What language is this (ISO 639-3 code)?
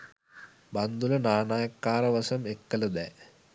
sin